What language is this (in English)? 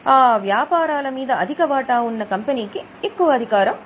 Telugu